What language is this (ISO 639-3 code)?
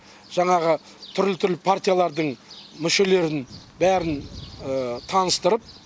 kaz